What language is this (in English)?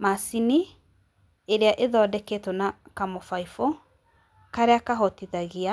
Kikuyu